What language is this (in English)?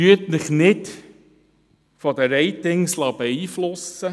Swiss German